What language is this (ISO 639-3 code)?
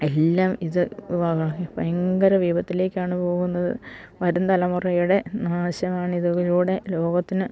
mal